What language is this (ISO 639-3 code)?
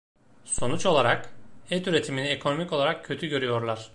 tur